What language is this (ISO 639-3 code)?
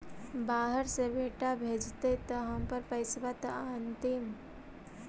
mag